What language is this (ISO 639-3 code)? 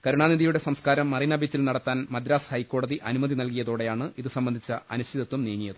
mal